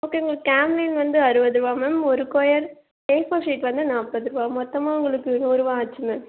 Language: Tamil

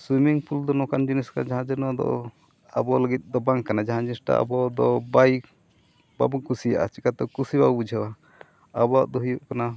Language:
Santali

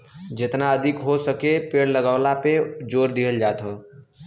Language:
Bhojpuri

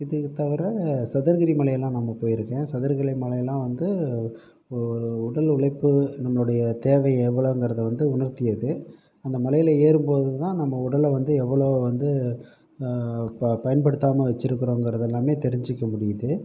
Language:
Tamil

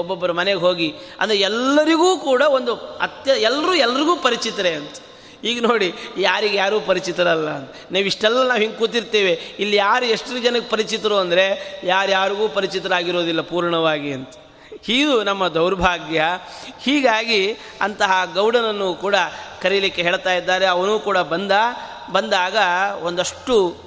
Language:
Kannada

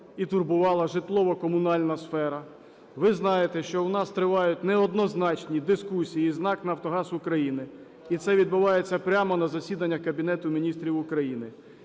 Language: Ukrainian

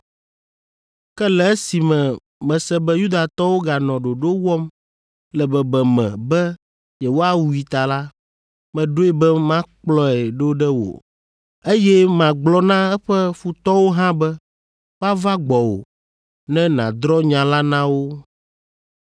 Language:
Ewe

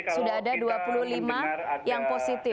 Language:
Indonesian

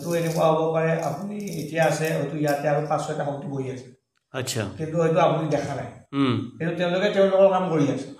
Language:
Bangla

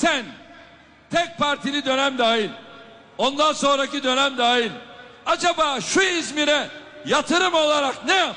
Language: Turkish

